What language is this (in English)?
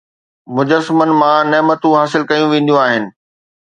Sindhi